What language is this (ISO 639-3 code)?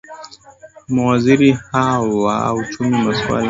swa